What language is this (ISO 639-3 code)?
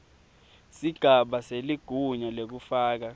ssw